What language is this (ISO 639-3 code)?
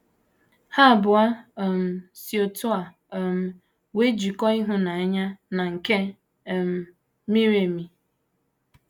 ibo